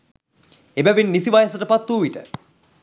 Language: Sinhala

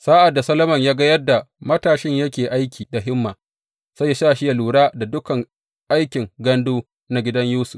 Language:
Hausa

